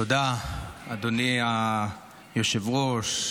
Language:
Hebrew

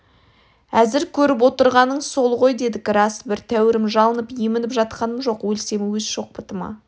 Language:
Kazakh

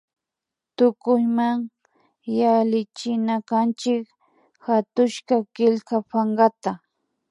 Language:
Imbabura Highland Quichua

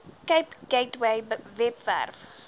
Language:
Afrikaans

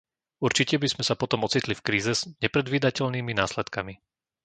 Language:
Slovak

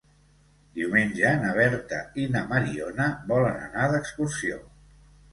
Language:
Catalan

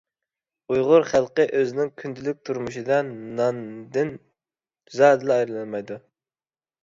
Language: Uyghur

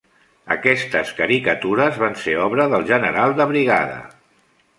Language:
Catalan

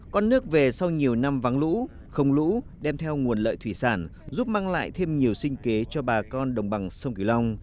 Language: Vietnamese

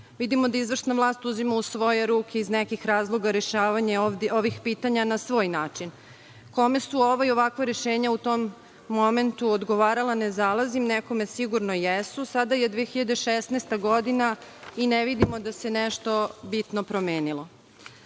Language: Serbian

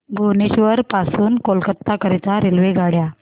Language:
Marathi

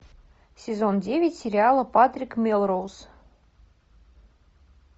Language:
Russian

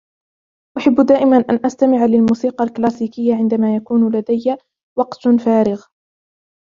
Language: Arabic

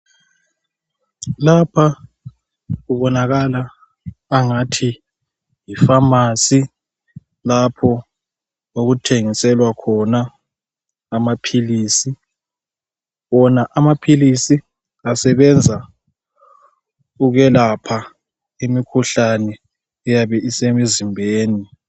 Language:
North Ndebele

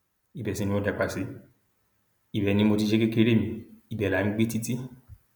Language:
Yoruba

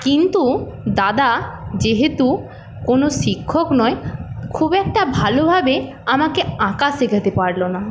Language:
Bangla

